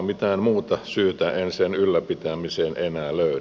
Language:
Finnish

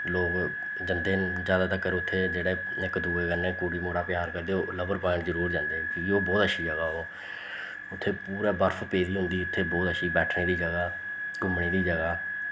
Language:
Dogri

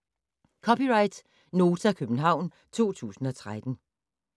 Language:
Danish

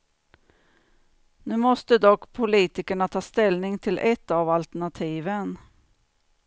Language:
Swedish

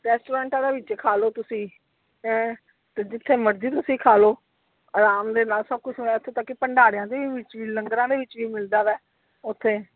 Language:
Punjabi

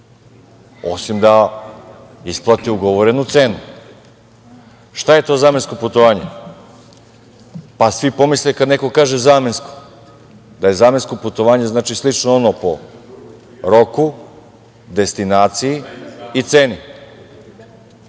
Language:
Serbian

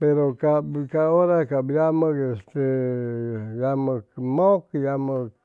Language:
Chimalapa Zoque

